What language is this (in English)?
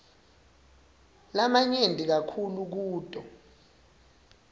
Swati